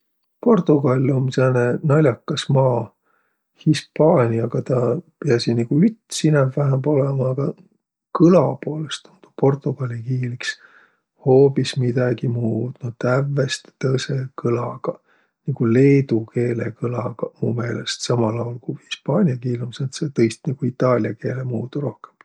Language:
Võro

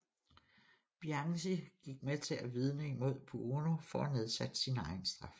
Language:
Danish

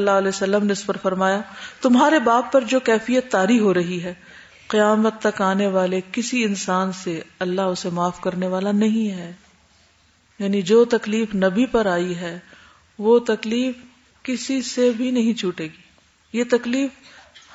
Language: Urdu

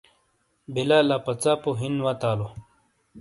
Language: Shina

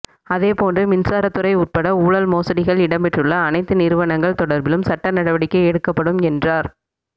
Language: Tamil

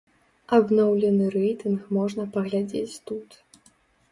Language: Belarusian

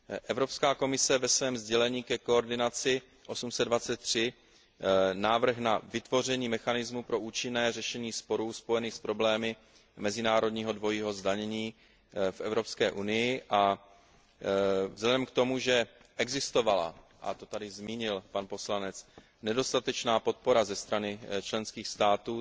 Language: Czech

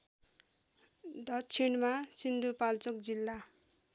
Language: Nepali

